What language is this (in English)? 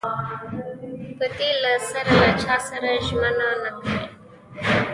Pashto